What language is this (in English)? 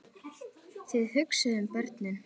Icelandic